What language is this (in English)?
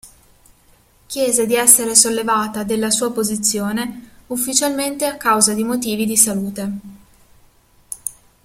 Italian